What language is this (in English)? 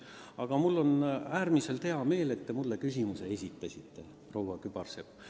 Estonian